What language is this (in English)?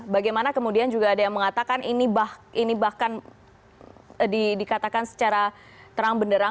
Indonesian